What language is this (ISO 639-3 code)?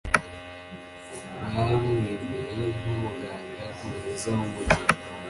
kin